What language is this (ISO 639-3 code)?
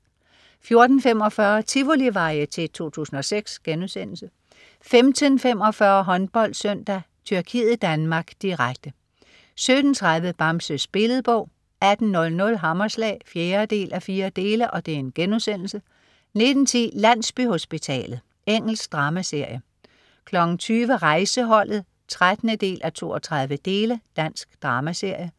dan